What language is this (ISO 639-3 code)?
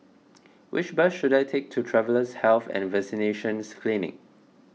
eng